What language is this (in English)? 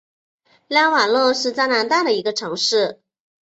Chinese